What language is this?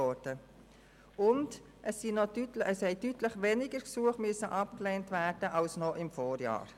Swiss German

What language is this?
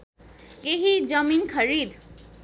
Nepali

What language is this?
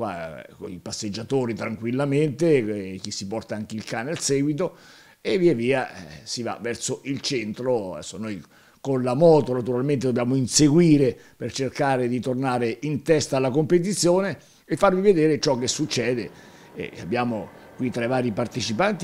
Italian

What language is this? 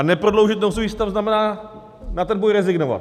Czech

